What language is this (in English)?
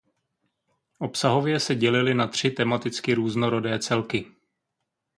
Czech